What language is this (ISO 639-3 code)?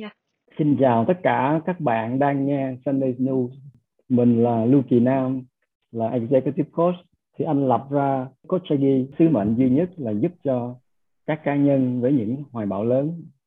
vie